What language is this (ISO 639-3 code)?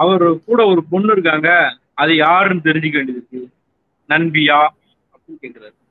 tam